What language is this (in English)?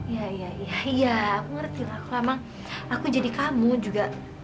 Indonesian